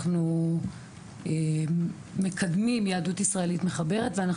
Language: Hebrew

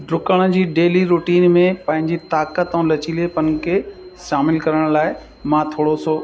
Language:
Sindhi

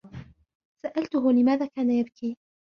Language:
Arabic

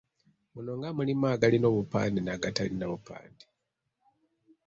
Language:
Ganda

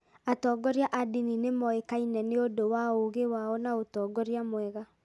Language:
Kikuyu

